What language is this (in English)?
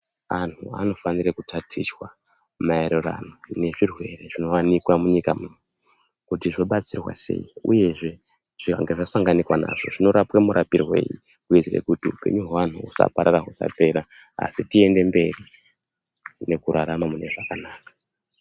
Ndau